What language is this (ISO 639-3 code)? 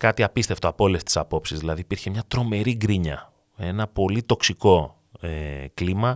ell